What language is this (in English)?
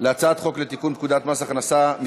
Hebrew